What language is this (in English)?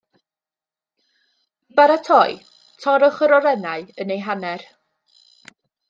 Welsh